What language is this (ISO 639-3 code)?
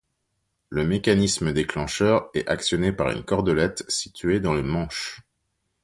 fra